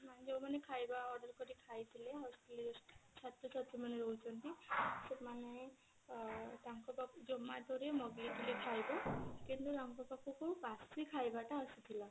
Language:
Odia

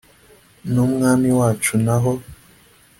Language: Kinyarwanda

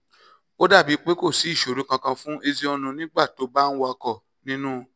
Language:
Yoruba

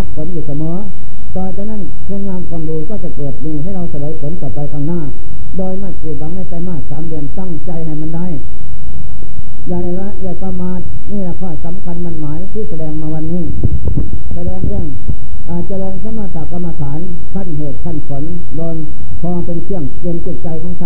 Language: Thai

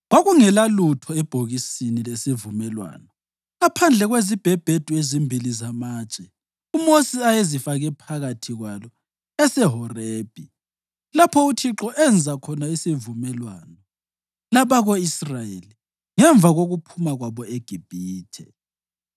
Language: North Ndebele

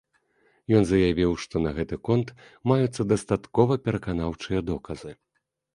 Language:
Belarusian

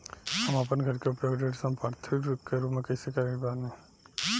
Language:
Bhojpuri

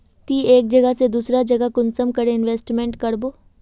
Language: Magahi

